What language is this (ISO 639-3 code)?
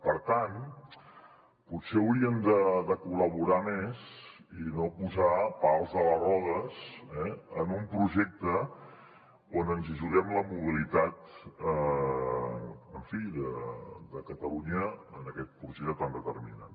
cat